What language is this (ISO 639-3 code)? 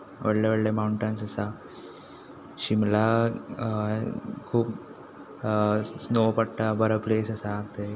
kok